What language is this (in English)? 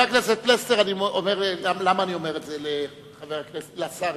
Hebrew